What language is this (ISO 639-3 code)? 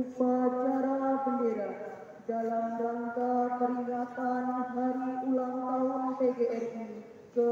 ind